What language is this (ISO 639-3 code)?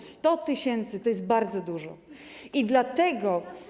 pol